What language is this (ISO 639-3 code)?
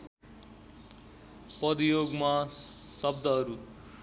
nep